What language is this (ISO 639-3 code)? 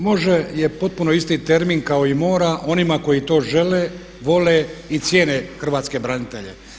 hrv